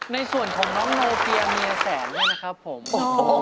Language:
Thai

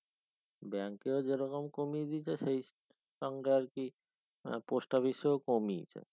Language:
Bangla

